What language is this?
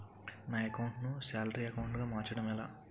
Telugu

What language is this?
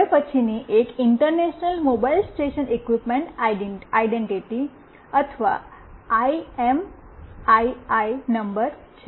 Gujarati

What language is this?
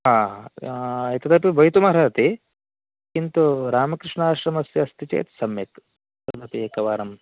Sanskrit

